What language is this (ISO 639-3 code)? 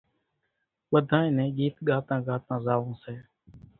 gjk